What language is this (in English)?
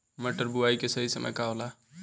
Bhojpuri